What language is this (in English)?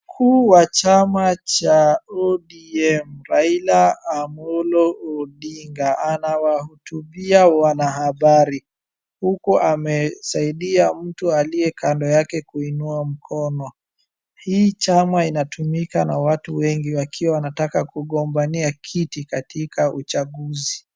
Swahili